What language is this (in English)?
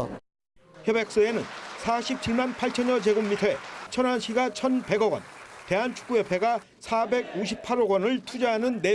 Korean